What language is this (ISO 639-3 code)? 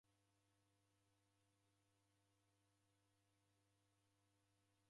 dav